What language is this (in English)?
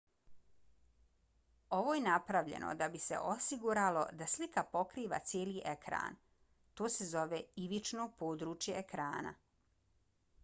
Bosnian